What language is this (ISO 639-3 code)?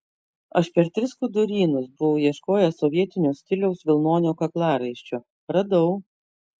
lit